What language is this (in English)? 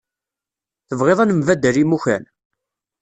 Kabyle